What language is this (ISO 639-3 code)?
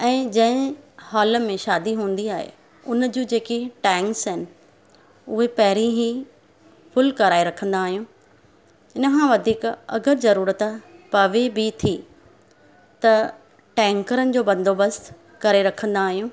snd